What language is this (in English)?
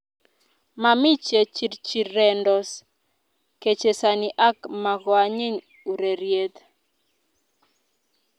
Kalenjin